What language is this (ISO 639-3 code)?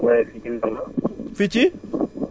wol